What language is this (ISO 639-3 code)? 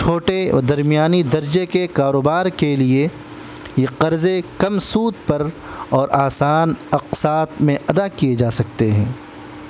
urd